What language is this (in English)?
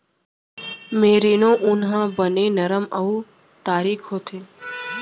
Chhattisgarhi